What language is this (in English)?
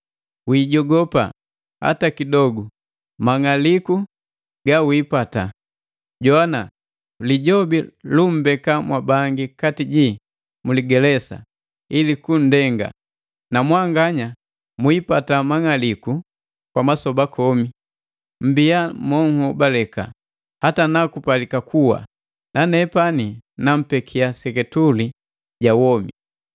Matengo